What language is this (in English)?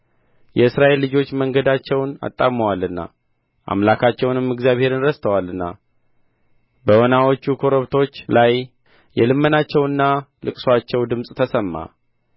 Amharic